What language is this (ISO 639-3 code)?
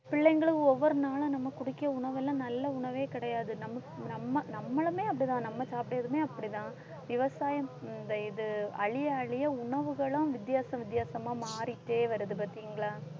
tam